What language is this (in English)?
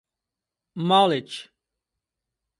Portuguese